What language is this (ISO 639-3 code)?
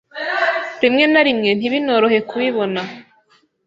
kin